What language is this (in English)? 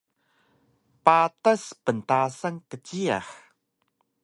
Taroko